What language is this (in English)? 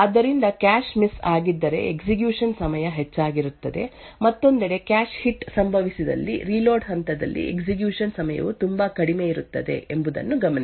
Kannada